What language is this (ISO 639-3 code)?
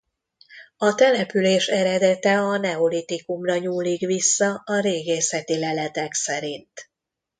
hun